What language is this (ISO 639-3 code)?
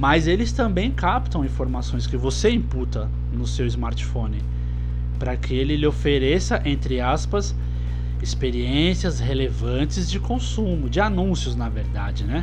por